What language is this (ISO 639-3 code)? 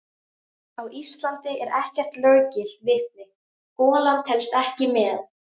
isl